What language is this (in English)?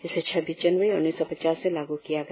Hindi